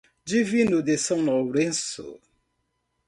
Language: Portuguese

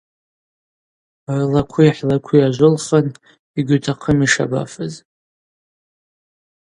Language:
Abaza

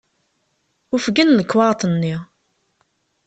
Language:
Kabyle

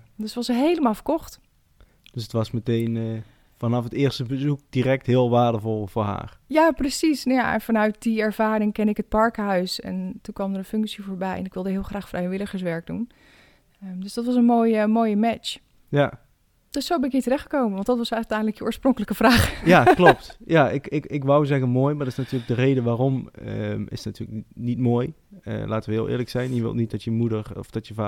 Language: Dutch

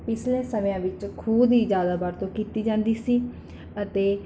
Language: Punjabi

